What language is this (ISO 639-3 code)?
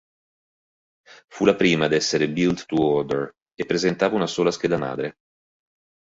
ita